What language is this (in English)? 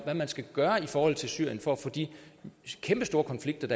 Danish